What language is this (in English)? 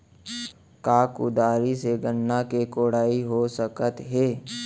Chhattisgarhi